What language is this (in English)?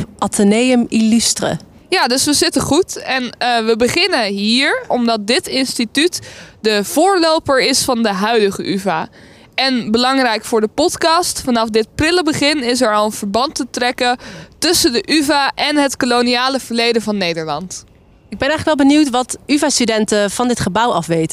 Dutch